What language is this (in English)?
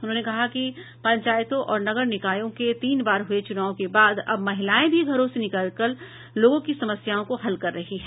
Hindi